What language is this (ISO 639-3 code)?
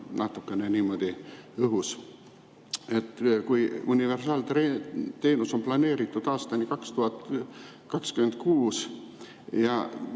est